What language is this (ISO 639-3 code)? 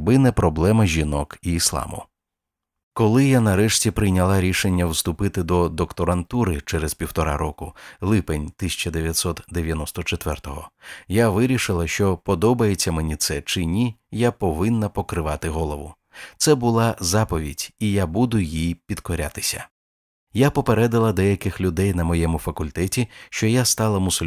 ukr